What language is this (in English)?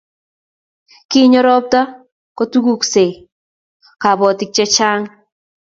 Kalenjin